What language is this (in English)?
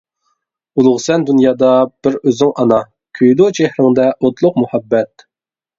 Uyghur